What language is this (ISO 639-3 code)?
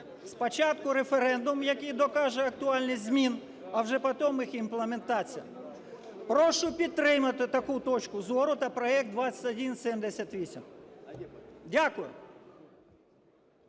ukr